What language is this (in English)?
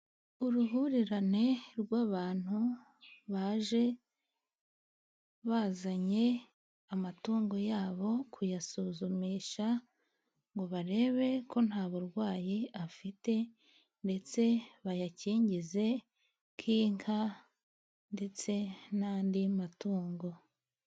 Kinyarwanda